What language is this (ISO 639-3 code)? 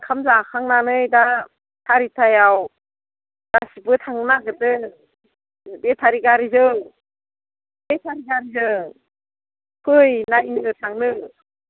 brx